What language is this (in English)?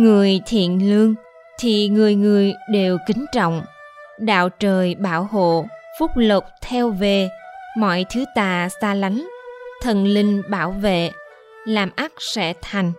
Vietnamese